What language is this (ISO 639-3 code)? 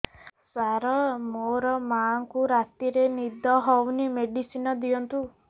ori